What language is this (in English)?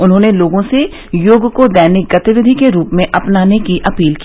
Hindi